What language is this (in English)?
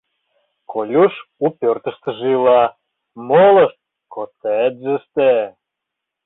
Mari